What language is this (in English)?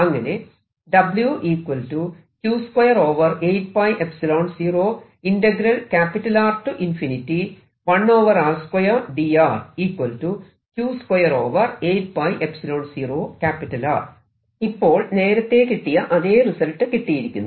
Malayalam